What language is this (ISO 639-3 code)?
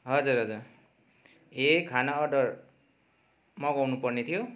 nep